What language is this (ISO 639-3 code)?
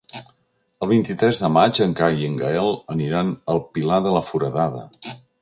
cat